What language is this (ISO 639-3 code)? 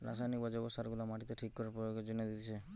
ben